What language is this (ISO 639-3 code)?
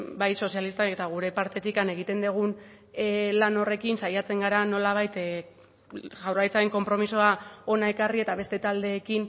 eus